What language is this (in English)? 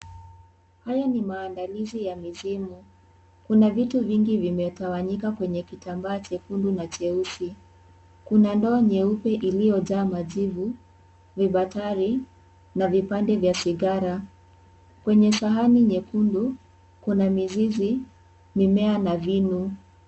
Swahili